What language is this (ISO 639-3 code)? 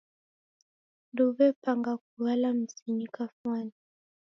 dav